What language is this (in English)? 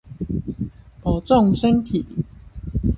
Chinese